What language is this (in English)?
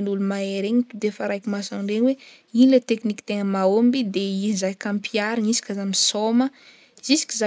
Northern Betsimisaraka Malagasy